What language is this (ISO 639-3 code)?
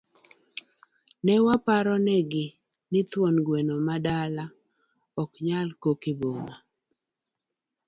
luo